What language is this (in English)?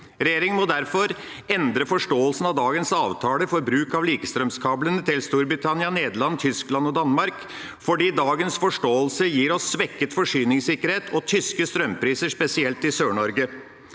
Norwegian